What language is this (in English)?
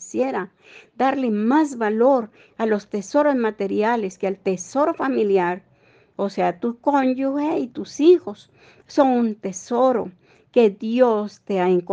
Spanish